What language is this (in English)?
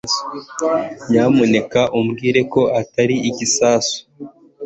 Kinyarwanda